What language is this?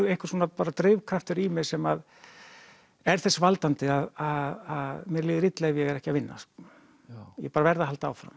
Icelandic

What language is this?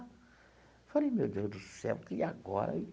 Portuguese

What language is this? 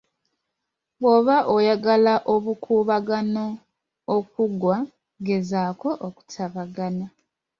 Ganda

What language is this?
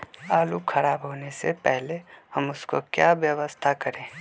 Magahi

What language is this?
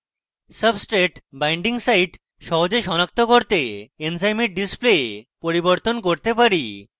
Bangla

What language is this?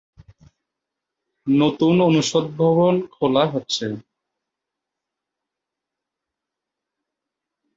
Bangla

